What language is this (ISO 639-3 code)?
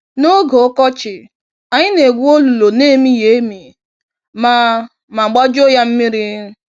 ibo